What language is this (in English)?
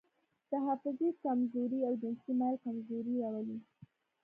Pashto